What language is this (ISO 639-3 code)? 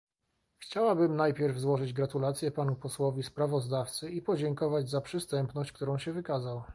pol